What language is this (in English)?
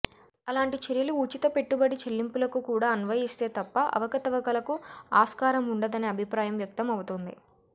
Telugu